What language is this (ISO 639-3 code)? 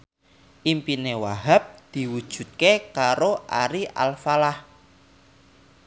jav